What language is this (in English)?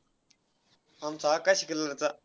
Marathi